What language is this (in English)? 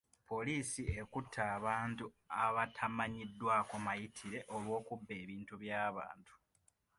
Ganda